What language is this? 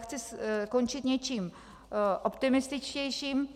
Czech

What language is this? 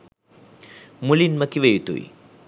Sinhala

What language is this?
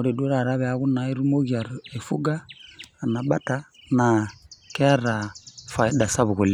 Masai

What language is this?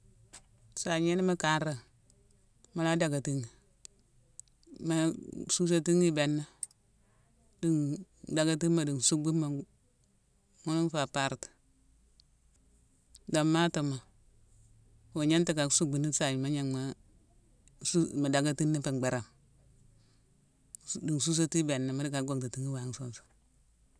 Mansoanka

